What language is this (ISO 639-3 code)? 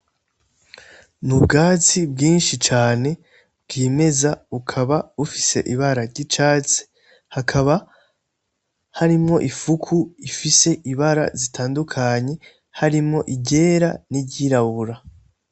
run